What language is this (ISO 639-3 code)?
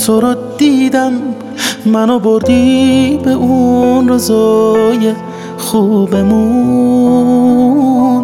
fas